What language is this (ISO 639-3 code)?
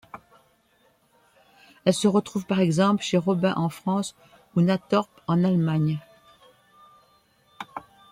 fra